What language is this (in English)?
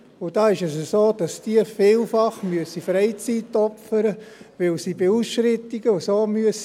Swiss German